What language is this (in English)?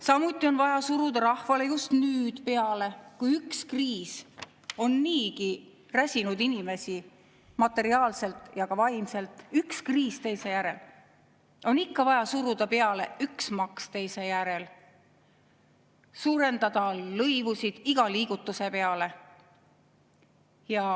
Estonian